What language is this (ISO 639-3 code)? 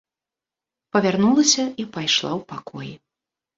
bel